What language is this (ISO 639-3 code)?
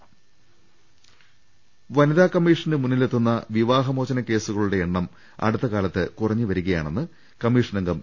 mal